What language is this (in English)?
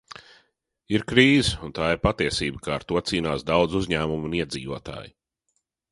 Latvian